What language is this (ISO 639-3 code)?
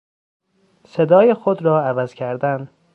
fas